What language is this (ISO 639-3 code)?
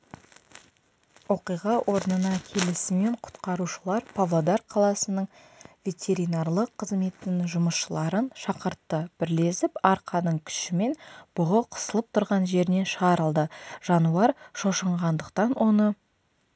kaz